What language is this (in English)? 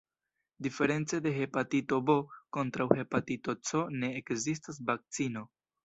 Esperanto